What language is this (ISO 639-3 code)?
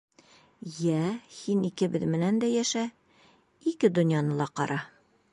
bak